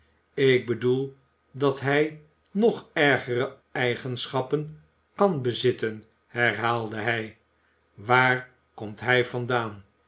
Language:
Dutch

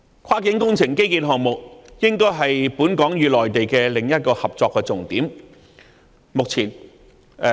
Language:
Cantonese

